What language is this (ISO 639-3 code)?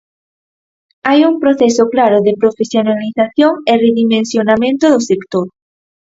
glg